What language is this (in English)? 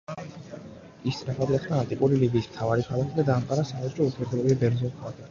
Georgian